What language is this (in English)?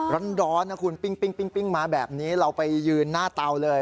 Thai